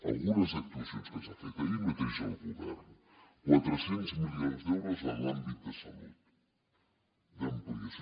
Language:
Catalan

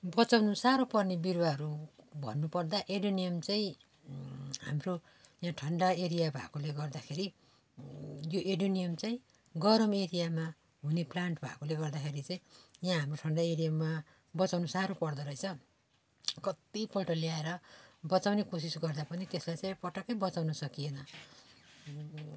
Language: Nepali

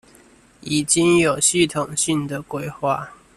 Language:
Chinese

